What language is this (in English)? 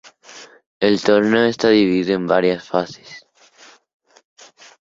Spanish